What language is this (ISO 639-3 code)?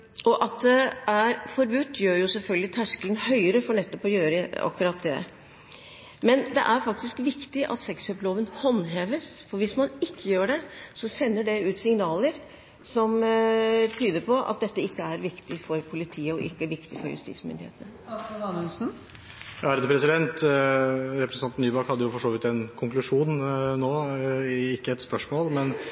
nob